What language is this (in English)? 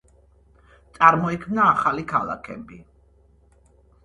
Georgian